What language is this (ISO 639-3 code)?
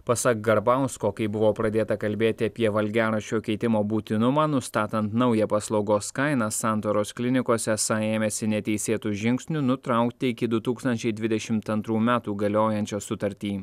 lit